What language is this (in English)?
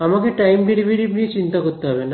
Bangla